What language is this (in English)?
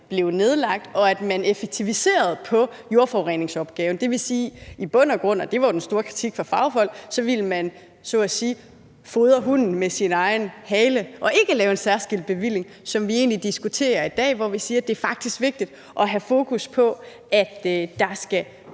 Danish